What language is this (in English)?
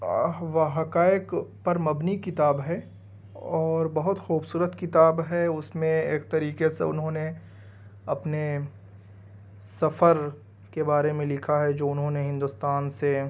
Urdu